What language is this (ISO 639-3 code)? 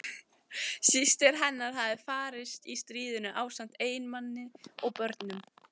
isl